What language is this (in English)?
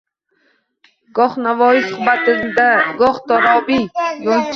Uzbek